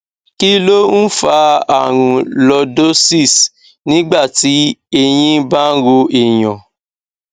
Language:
Yoruba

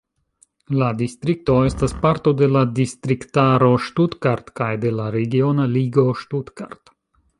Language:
Esperanto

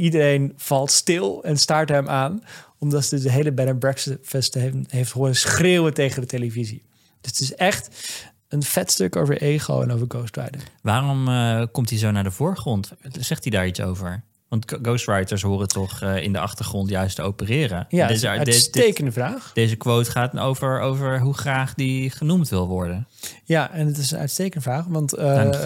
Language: Dutch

